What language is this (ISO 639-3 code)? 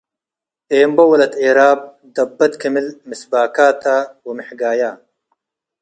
tig